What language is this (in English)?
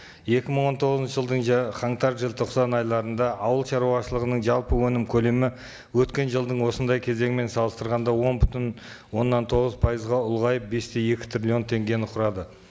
Kazakh